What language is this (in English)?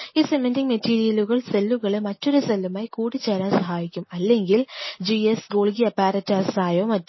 Malayalam